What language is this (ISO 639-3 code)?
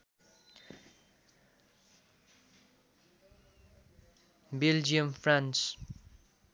nep